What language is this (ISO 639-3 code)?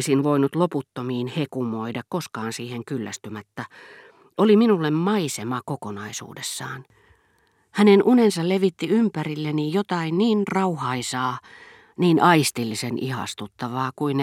fin